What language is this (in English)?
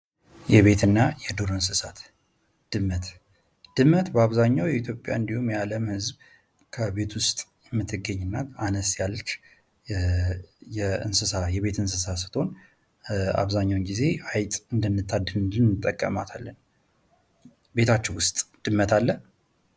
Amharic